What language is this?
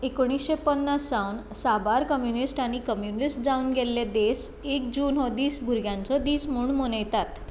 Konkani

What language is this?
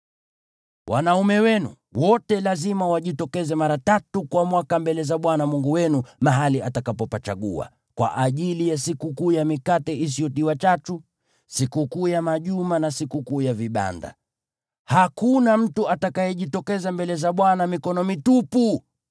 Swahili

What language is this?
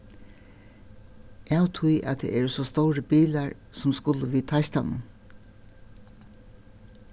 Faroese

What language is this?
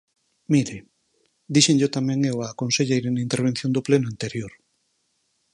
Galician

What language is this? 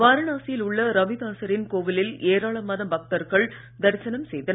Tamil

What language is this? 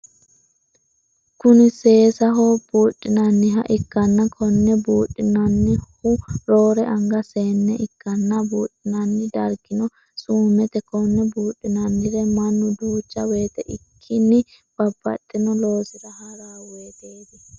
Sidamo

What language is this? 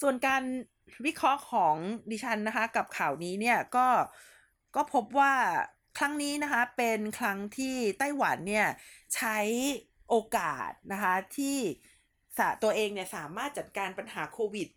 Thai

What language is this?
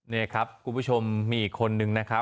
Thai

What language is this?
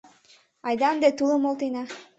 Mari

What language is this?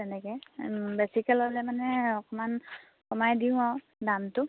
Assamese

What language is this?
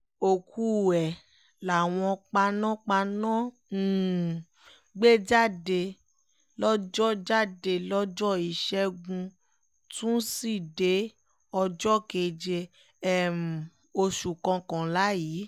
Yoruba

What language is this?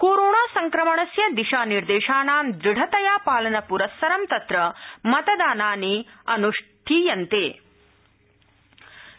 Sanskrit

